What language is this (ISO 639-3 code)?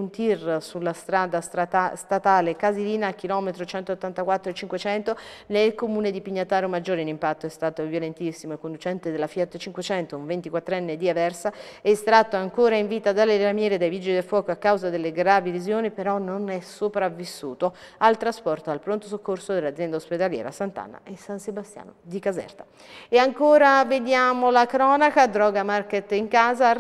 ita